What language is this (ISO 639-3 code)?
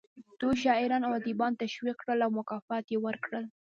pus